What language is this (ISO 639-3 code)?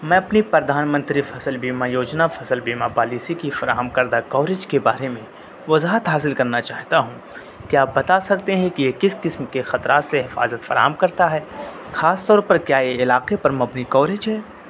urd